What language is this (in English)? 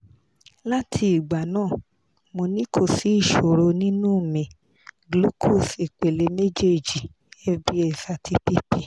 Yoruba